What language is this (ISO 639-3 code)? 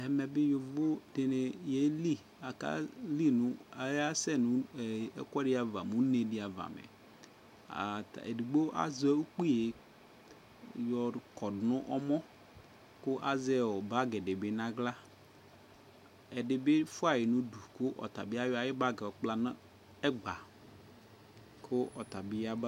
kpo